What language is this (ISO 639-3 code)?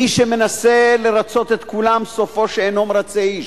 heb